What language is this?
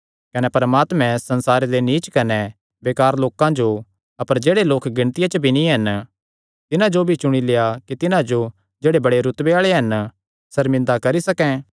Kangri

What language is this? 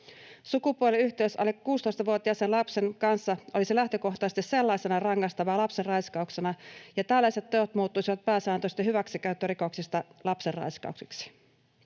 Finnish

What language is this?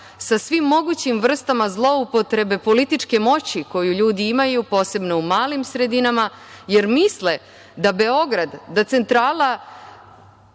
Serbian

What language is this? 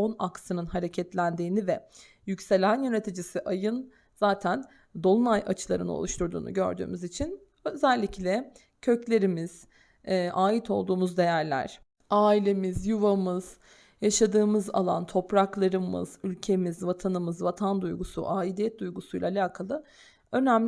Turkish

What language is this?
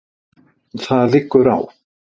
Icelandic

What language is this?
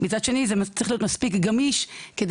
Hebrew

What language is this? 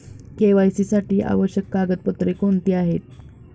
Marathi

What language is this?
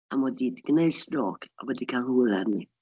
Welsh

